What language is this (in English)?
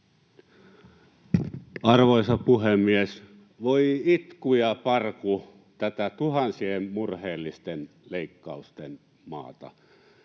Finnish